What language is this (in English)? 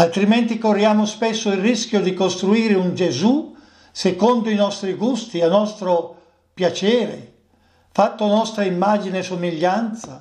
Italian